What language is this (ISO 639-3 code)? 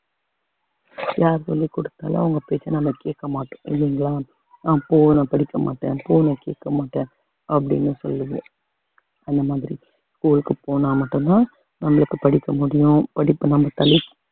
tam